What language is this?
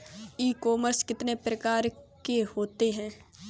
Hindi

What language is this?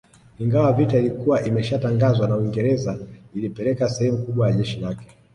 Swahili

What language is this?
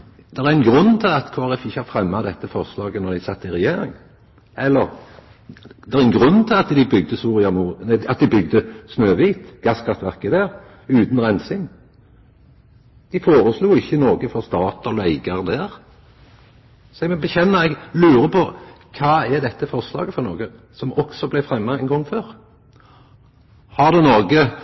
Norwegian Nynorsk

